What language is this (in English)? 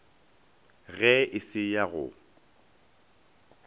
Northern Sotho